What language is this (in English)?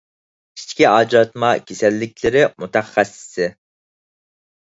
Uyghur